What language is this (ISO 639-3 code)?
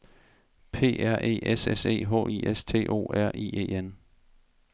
dan